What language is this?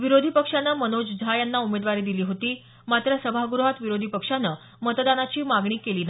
Marathi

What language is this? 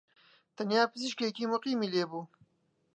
Central Kurdish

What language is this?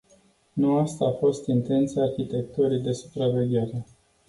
Romanian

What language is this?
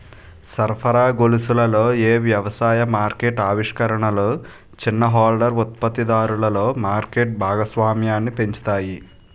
Telugu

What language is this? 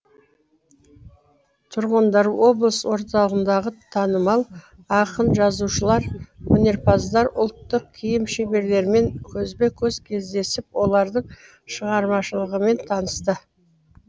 Kazakh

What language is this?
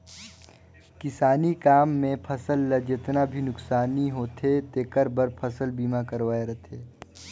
Chhattisgarhi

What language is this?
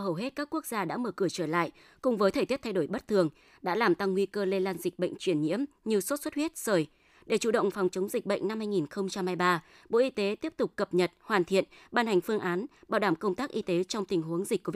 Vietnamese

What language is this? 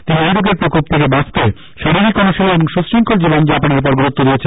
Bangla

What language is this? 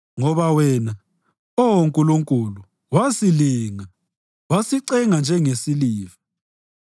North Ndebele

